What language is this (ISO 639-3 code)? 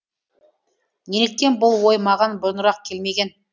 kaz